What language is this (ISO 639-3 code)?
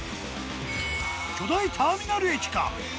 jpn